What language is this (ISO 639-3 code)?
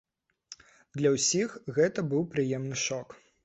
bel